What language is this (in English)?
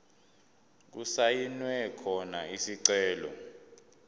Zulu